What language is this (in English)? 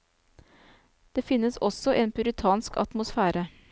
Norwegian